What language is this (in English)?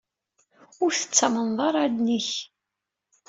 Kabyle